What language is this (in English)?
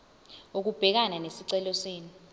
Zulu